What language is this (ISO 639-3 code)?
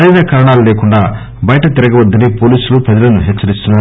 tel